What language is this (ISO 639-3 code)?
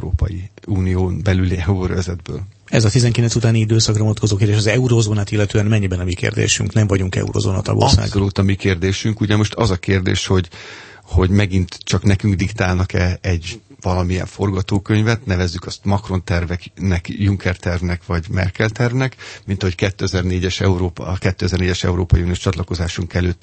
hun